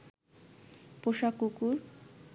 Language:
Bangla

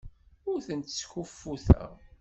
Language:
Kabyle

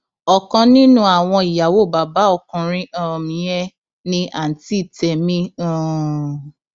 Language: Yoruba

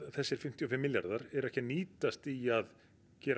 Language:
Icelandic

